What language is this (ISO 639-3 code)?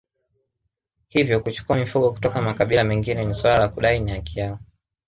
swa